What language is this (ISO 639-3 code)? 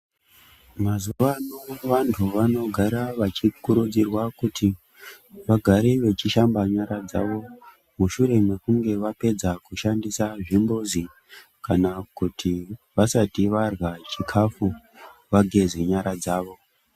ndc